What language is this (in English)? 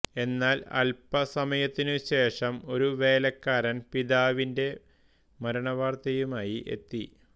Malayalam